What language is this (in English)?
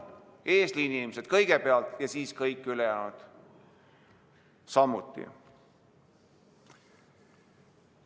Estonian